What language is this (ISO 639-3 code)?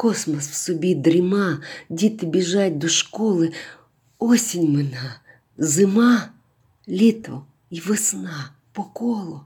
ukr